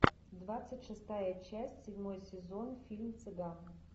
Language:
Russian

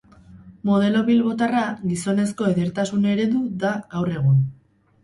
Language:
Basque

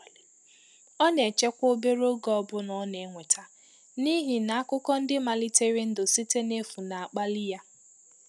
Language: Igbo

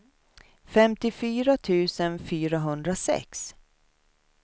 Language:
Swedish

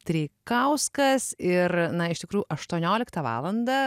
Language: Lithuanian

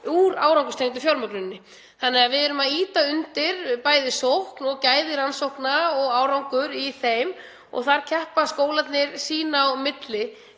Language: Icelandic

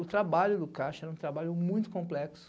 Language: Portuguese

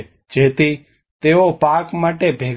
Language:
Gujarati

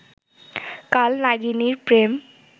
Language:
Bangla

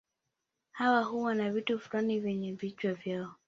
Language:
Swahili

